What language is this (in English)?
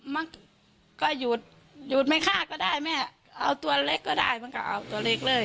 Thai